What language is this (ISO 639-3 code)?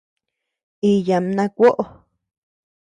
cux